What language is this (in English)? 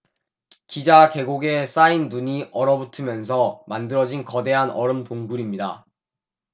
Korean